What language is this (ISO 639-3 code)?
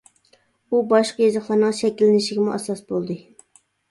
uig